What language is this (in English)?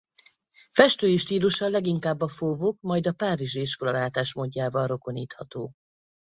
Hungarian